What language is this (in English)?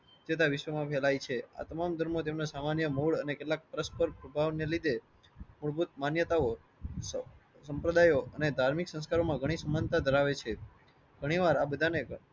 Gujarati